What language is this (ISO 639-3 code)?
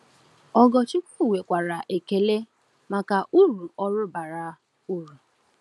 ibo